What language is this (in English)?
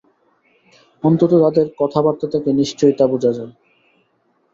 Bangla